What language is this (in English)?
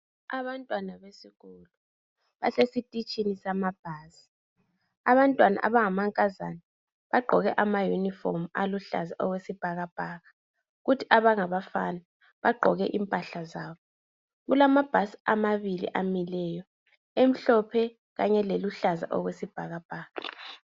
North Ndebele